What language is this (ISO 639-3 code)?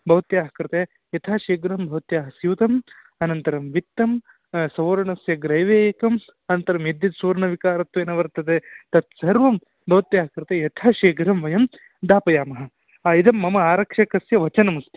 san